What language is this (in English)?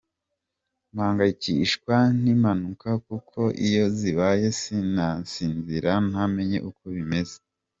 Kinyarwanda